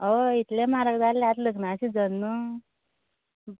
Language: Konkani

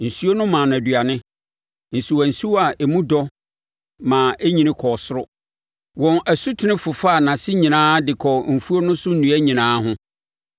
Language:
Akan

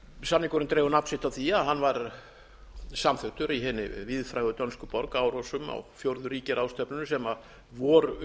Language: Icelandic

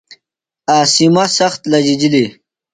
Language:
Phalura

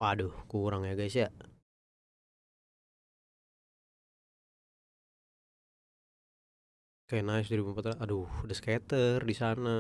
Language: Indonesian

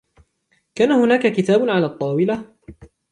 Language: Arabic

